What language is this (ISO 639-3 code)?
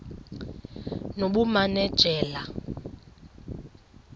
xho